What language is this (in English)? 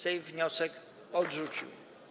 Polish